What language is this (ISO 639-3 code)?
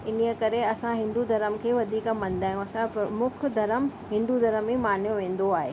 snd